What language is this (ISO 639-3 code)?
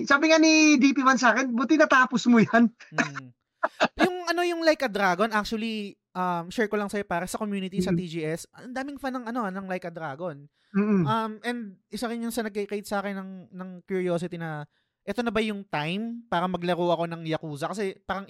fil